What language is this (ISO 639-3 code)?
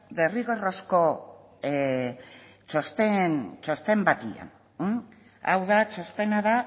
eus